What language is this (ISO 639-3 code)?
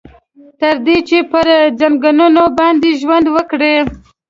pus